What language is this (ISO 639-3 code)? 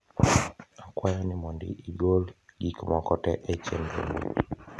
luo